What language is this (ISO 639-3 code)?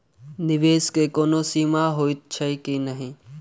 mai